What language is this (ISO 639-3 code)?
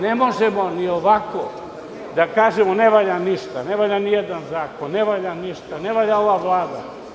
srp